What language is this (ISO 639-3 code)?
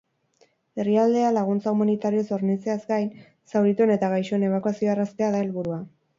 eus